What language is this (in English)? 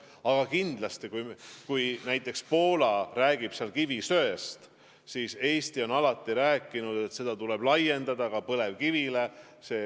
Estonian